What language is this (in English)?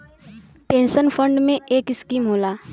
Bhojpuri